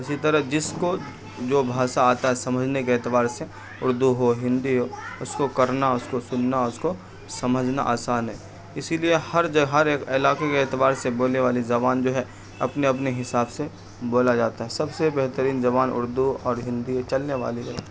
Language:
Urdu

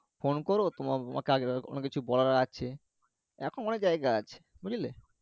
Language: Bangla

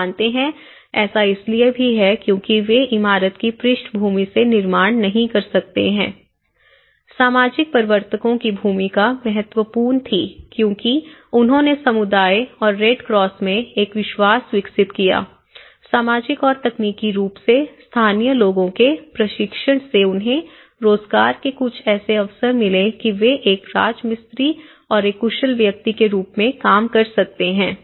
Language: Hindi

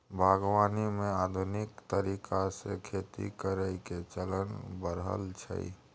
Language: Maithili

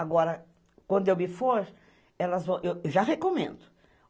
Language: Portuguese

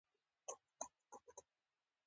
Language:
Pashto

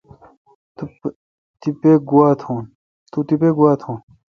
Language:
Kalkoti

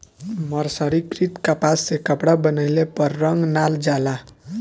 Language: Bhojpuri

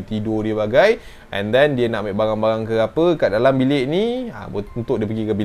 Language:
Malay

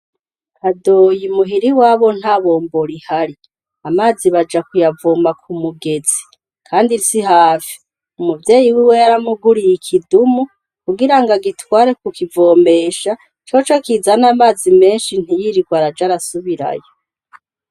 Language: Rundi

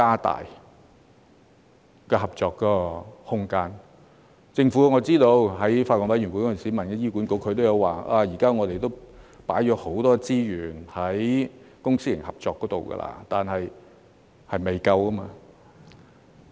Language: Cantonese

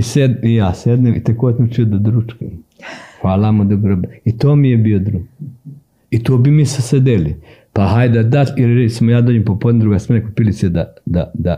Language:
Croatian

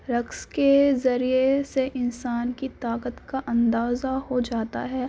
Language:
Urdu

